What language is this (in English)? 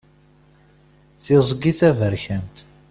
Kabyle